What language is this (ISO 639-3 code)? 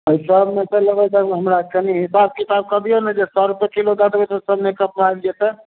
mai